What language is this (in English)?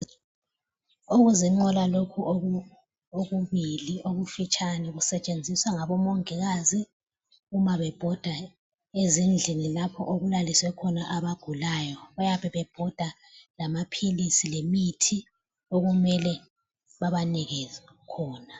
North Ndebele